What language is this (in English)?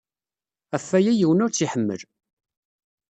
Kabyle